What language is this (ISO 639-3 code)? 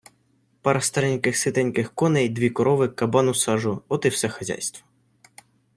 ukr